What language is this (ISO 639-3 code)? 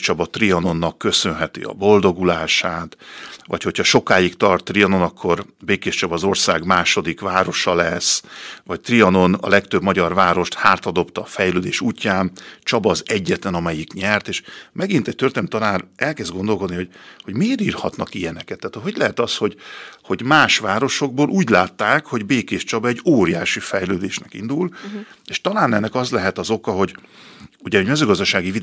hun